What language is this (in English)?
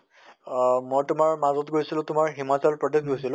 Assamese